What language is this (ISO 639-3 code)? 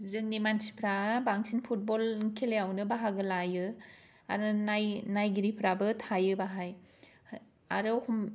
brx